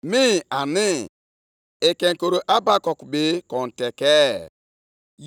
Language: Igbo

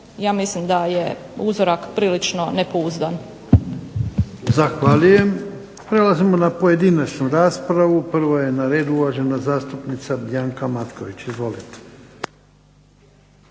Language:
Croatian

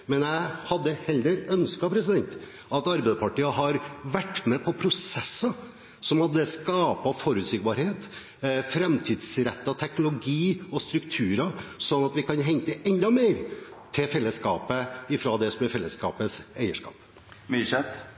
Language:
Norwegian Bokmål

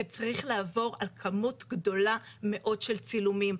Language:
Hebrew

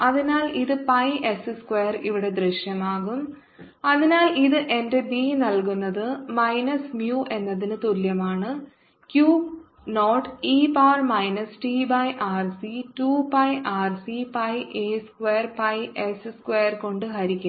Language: Malayalam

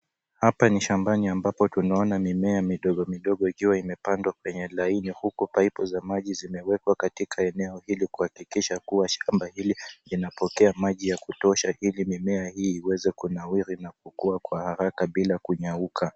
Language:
Swahili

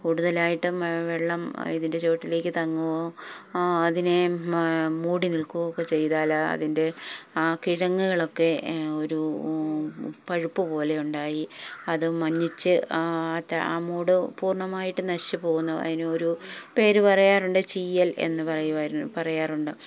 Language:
Malayalam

